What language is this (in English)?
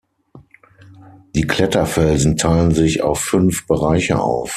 German